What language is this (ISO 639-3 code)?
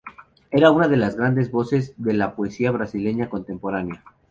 spa